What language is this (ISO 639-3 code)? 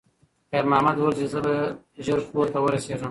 pus